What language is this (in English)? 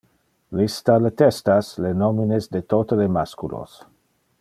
Interlingua